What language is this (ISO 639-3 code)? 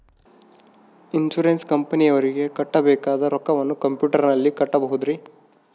kan